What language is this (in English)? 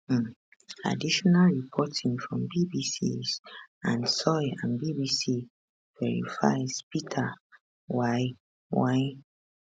Nigerian Pidgin